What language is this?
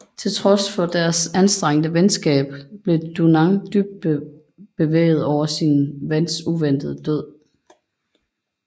Danish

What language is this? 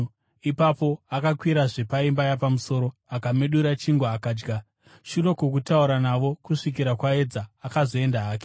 Shona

